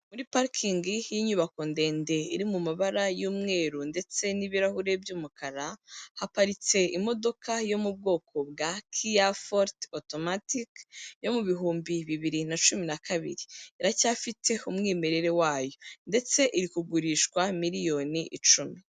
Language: Kinyarwanda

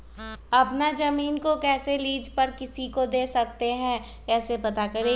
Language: Magahi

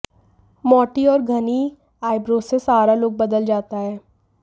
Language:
Hindi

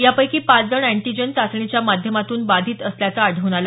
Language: Marathi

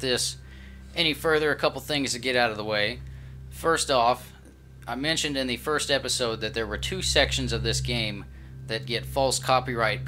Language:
English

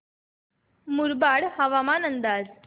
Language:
Marathi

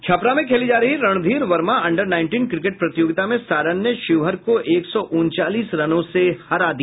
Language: Hindi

